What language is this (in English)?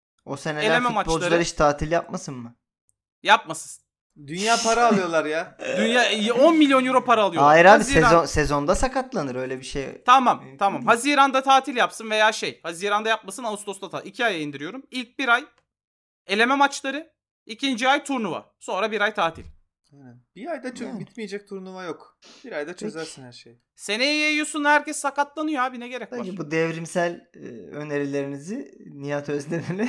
Turkish